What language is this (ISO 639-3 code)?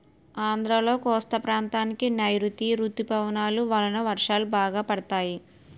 tel